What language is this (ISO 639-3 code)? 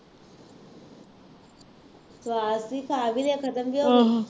pan